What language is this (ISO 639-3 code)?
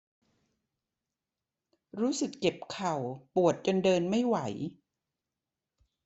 tha